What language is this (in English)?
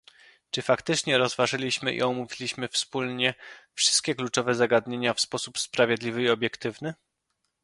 Polish